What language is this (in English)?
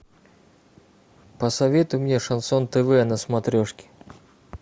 Russian